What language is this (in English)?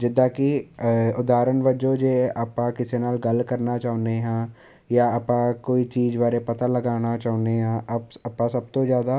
Punjabi